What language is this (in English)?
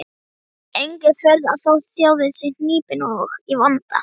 Icelandic